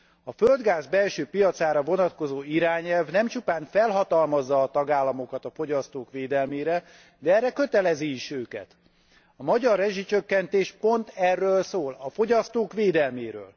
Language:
Hungarian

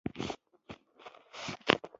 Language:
Pashto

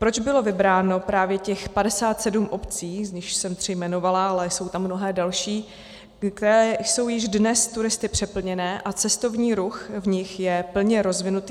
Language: Czech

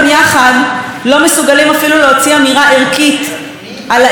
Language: Hebrew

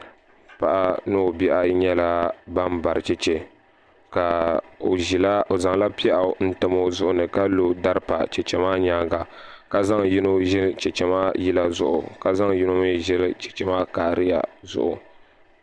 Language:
Dagbani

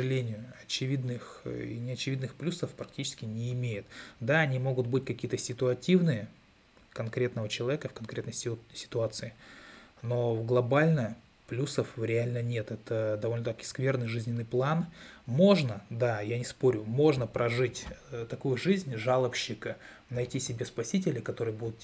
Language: Russian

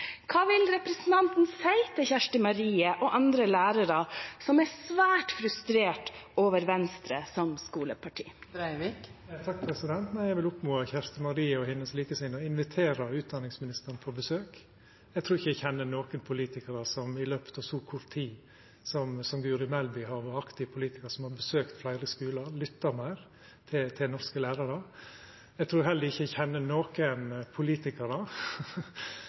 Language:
Norwegian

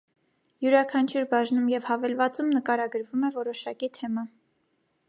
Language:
Armenian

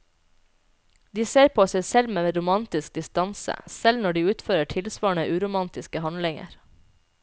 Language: Norwegian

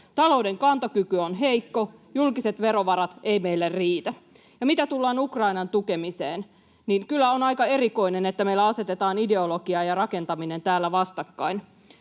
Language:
Finnish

